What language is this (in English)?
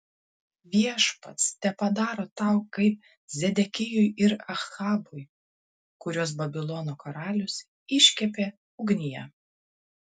Lithuanian